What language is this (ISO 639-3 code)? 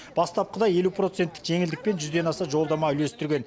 kaz